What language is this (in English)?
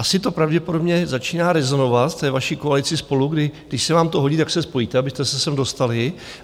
Czech